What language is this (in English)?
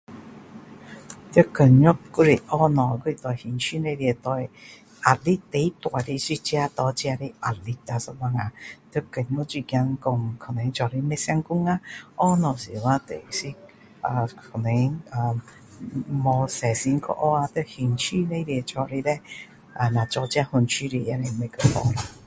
Min Dong Chinese